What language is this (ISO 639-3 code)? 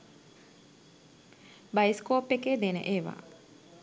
sin